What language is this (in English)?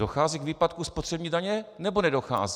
Czech